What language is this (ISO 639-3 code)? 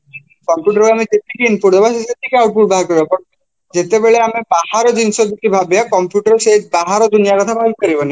ori